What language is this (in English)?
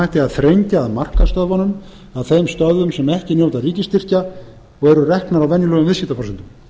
Icelandic